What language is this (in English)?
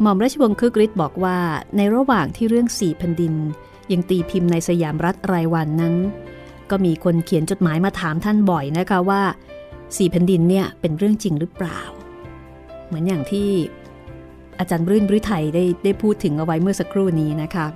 Thai